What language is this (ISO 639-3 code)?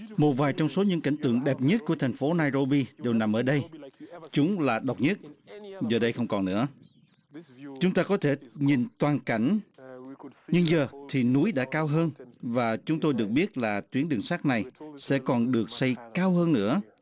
vie